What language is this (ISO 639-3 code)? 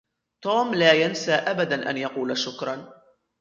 ara